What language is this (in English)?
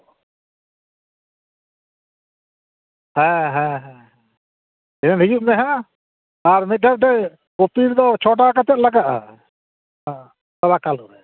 Santali